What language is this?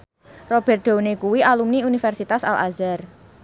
Javanese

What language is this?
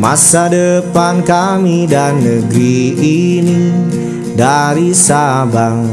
Indonesian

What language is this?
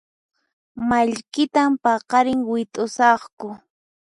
Puno Quechua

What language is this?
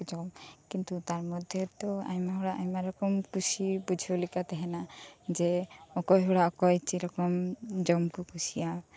Santali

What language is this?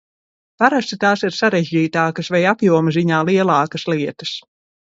Latvian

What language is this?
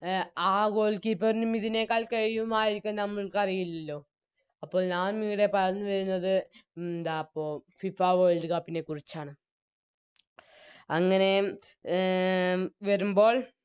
Malayalam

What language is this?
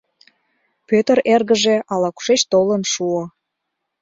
Mari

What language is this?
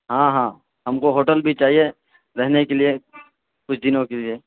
Urdu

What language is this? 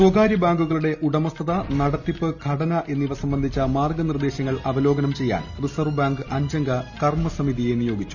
Malayalam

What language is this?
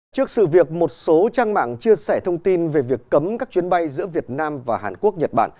Vietnamese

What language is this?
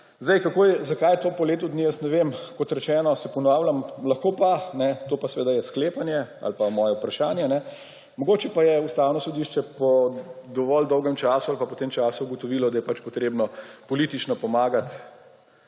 Slovenian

